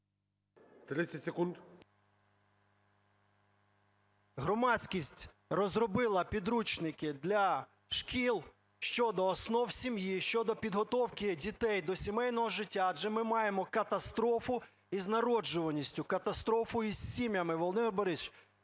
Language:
Ukrainian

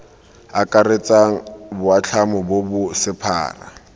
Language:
Tswana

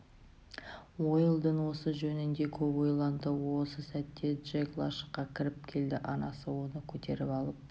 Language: Kazakh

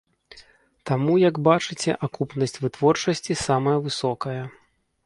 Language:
Belarusian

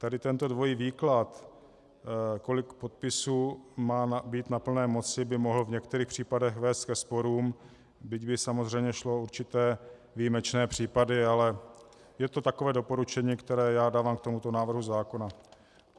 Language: Czech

